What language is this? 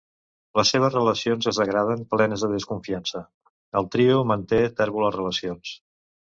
Catalan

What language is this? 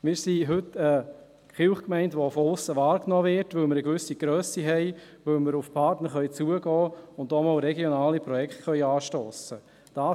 Swiss German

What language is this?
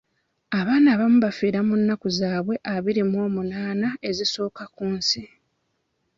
Ganda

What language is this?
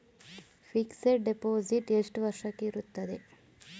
Kannada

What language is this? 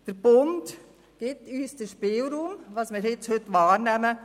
Swiss German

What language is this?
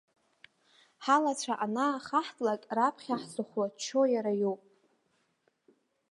Abkhazian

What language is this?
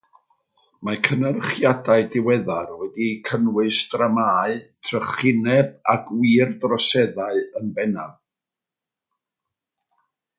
Welsh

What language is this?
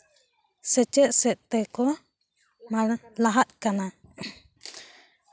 Santali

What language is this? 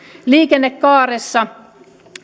Finnish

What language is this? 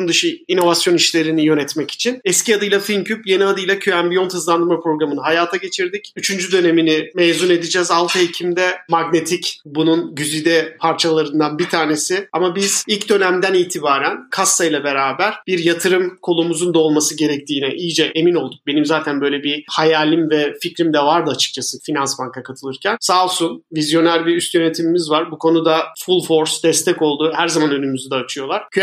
Turkish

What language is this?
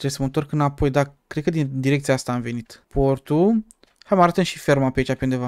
Romanian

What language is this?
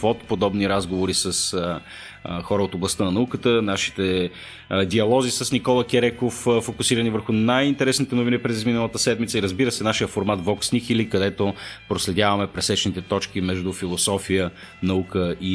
Bulgarian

